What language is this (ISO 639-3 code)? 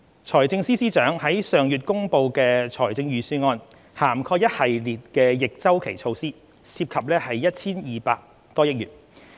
yue